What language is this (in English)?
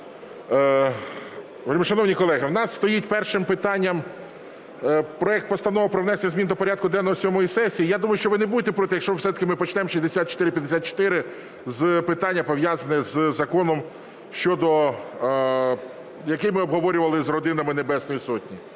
Ukrainian